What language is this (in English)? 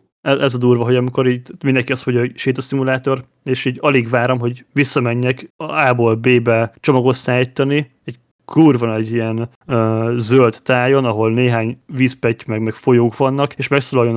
Hungarian